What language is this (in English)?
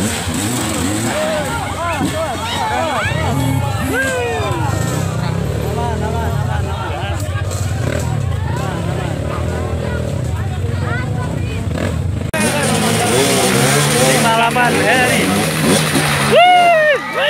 Indonesian